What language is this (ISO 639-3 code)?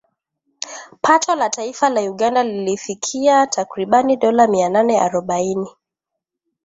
swa